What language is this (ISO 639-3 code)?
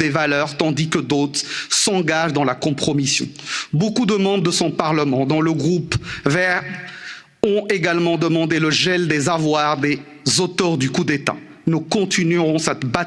fra